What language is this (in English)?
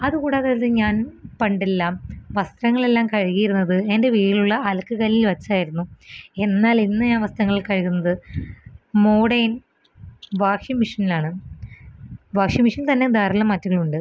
Malayalam